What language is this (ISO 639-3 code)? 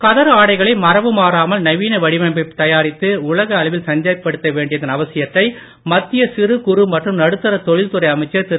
tam